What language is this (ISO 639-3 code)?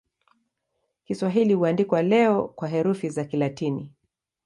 swa